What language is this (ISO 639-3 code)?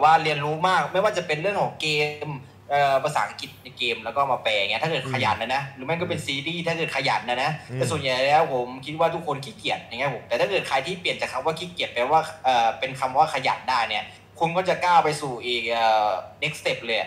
tha